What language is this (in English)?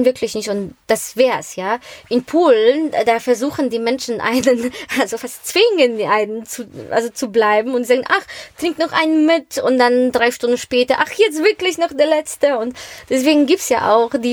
German